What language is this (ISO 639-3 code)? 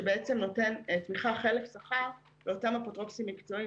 heb